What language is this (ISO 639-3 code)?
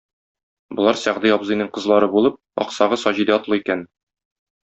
tat